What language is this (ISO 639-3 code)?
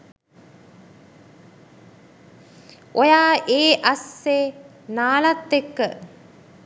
sin